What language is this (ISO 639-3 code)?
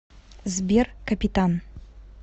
rus